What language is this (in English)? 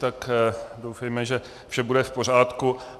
Czech